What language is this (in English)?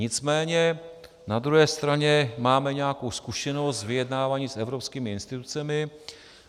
Czech